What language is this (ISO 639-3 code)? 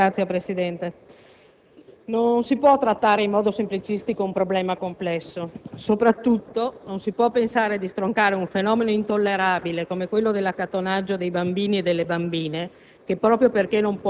ita